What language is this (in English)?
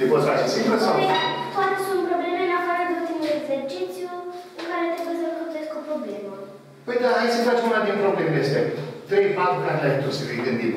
Romanian